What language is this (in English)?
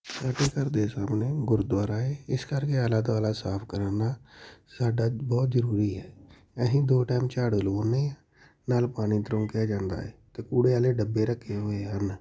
Punjabi